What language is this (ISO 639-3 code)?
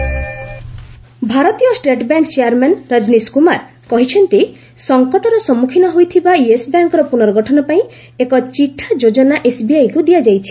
ori